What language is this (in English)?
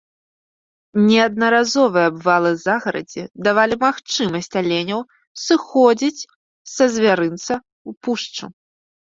Belarusian